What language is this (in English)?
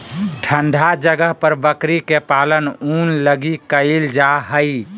Magahi